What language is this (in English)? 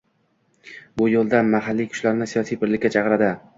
Uzbek